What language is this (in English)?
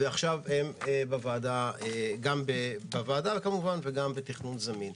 Hebrew